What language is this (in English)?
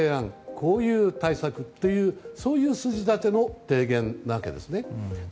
Japanese